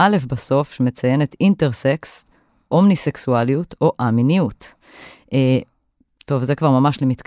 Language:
Hebrew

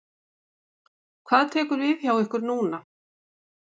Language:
Icelandic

